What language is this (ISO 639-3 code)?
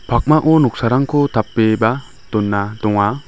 grt